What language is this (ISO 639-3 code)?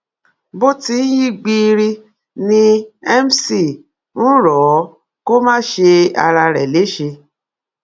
yor